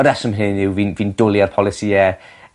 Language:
Welsh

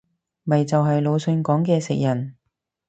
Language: Cantonese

